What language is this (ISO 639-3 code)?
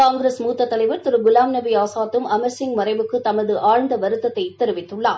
tam